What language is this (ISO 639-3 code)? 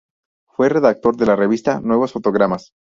spa